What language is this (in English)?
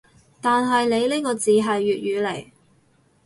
Cantonese